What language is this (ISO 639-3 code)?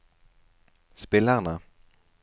nor